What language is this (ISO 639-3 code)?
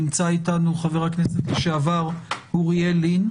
heb